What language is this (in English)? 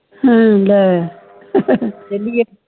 Punjabi